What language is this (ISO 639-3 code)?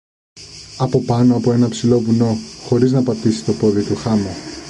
ell